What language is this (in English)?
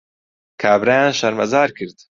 Central Kurdish